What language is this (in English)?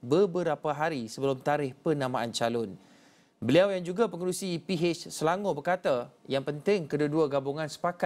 Malay